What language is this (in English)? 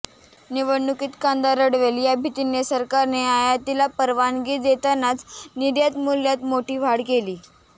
Marathi